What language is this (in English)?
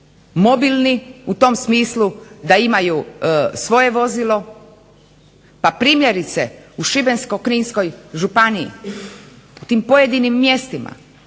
Croatian